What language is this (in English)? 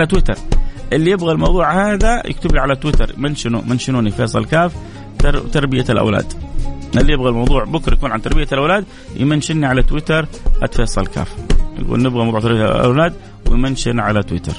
Arabic